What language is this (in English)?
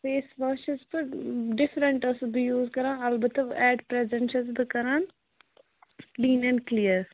Kashmiri